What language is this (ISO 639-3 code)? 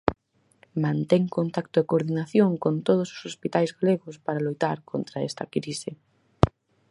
glg